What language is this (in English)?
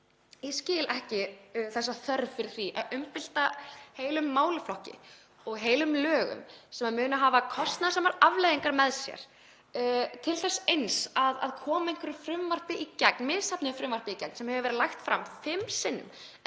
Icelandic